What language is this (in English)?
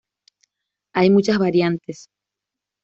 Spanish